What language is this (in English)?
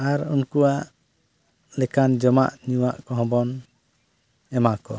Santali